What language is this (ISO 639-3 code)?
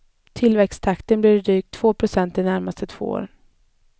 swe